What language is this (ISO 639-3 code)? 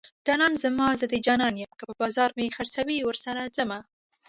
pus